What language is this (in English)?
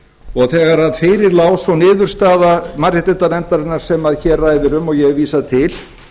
Icelandic